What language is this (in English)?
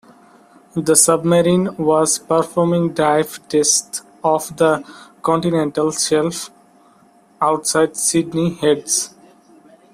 English